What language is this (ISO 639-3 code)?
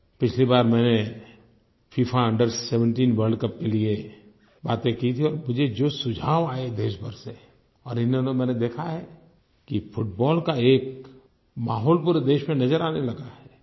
hin